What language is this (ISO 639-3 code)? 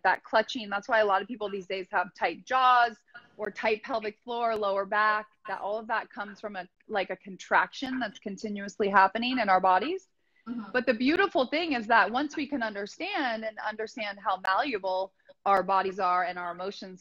eng